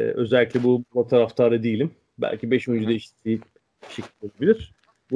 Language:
Turkish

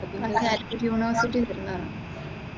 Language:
Malayalam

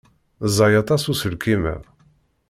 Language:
Kabyle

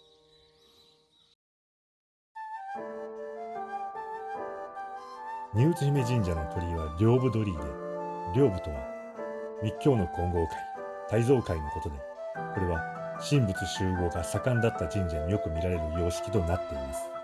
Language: Japanese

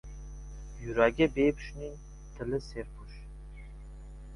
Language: Uzbek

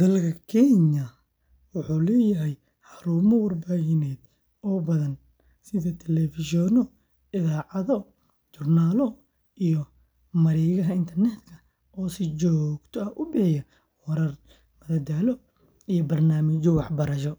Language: Somali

